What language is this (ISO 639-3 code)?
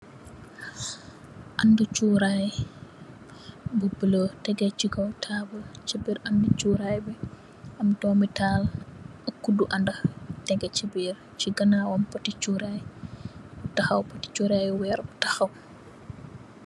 wol